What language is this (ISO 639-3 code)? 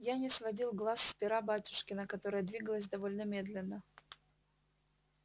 rus